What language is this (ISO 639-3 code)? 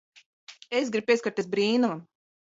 lav